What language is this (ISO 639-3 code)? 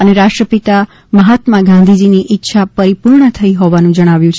guj